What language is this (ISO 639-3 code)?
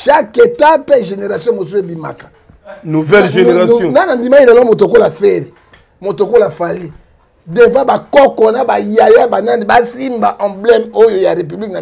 fra